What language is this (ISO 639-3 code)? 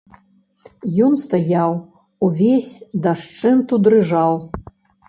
bel